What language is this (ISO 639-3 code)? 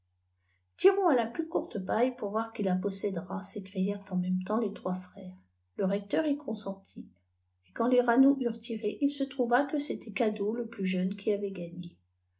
fra